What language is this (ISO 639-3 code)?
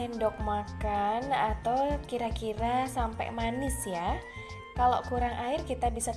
ind